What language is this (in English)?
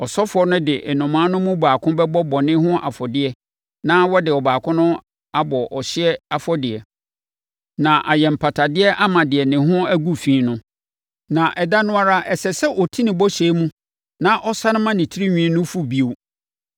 Akan